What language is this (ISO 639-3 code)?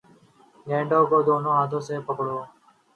urd